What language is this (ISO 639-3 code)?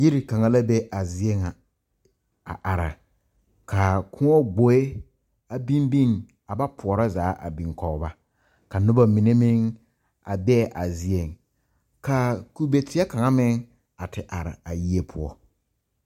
dga